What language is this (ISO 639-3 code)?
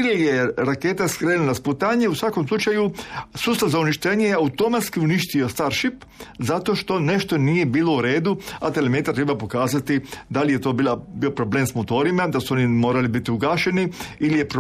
hrv